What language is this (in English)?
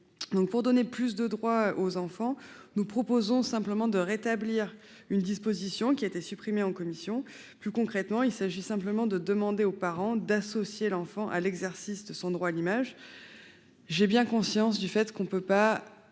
French